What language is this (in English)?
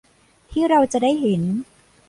Thai